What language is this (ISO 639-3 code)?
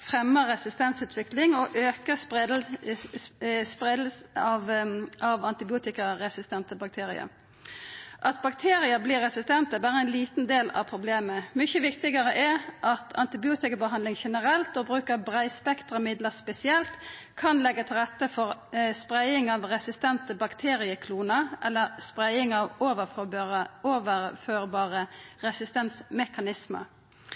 nno